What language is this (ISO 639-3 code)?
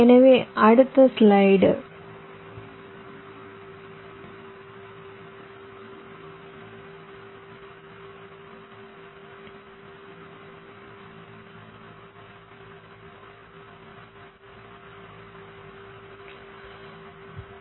tam